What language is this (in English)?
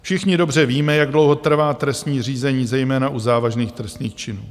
Czech